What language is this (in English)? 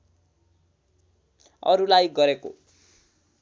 Nepali